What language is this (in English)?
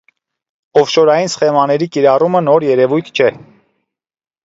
Armenian